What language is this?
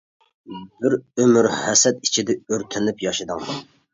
Uyghur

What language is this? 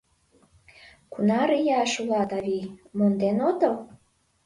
Mari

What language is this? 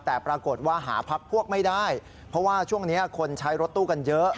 Thai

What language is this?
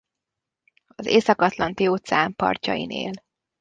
Hungarian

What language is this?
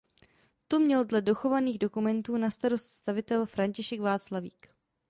Czech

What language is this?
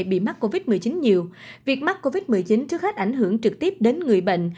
Vietnamese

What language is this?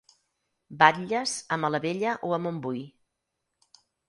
Catalan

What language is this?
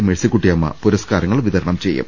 Malayalam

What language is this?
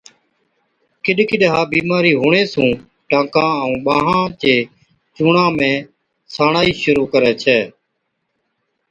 Od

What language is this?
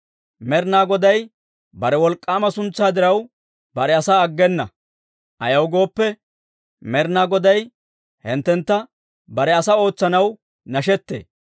Dawro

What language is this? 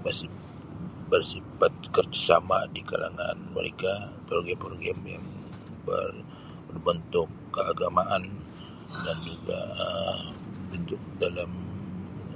Sabah Malay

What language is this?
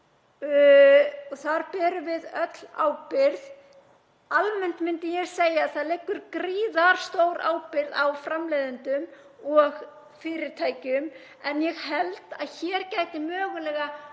Icelandic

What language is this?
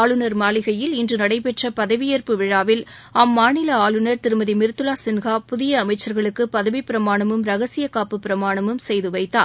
Tamil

